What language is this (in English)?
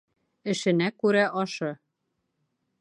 Bashkir